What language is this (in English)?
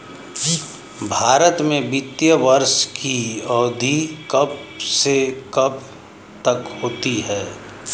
Hindi